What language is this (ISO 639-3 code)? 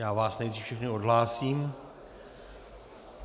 ces